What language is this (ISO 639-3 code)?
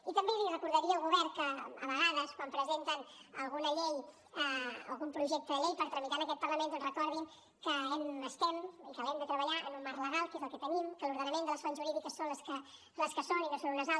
cat